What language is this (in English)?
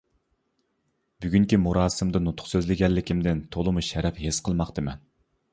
Uyghur